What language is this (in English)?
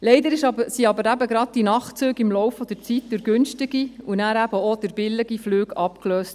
Swiss German